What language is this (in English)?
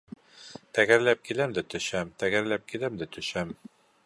Bashkir